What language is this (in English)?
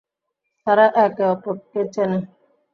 Bangla